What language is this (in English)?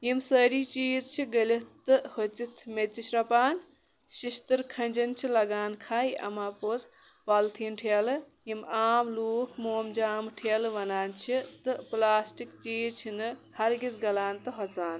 Kashmiri